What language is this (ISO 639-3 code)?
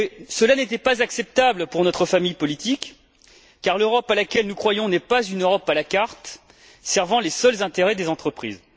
fra